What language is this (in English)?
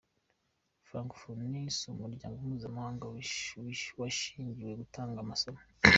Kinyarwanda